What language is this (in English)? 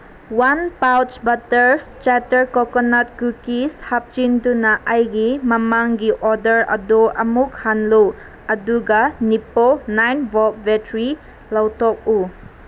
Manipuri